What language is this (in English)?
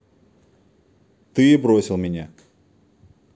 Russian